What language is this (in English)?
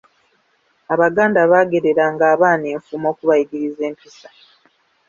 Ganda